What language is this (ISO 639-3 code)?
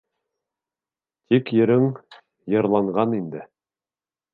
bak